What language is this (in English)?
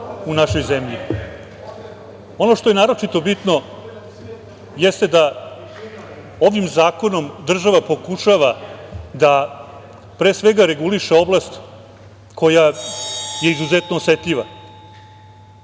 Serbian